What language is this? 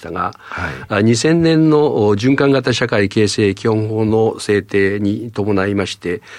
Japanese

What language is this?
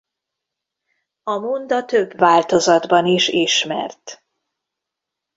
Hungarian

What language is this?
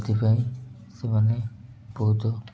Odia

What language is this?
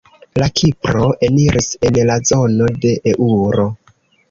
Esperanto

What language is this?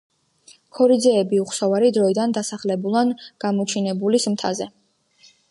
Georgian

